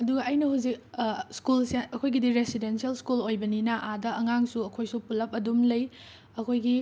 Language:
Manipuri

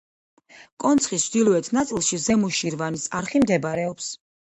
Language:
Georgian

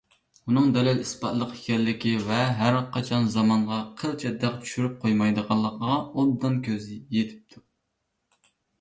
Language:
Uyghur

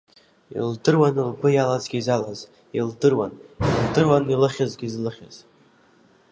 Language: Abkhazian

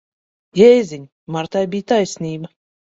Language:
Latvian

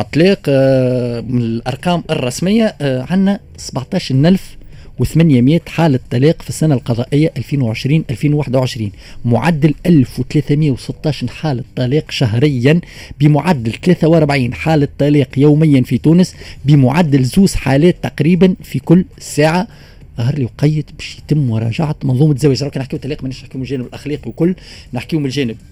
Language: Arabic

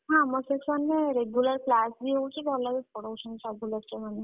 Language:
Odia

